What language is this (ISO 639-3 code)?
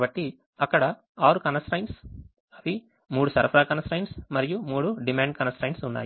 tel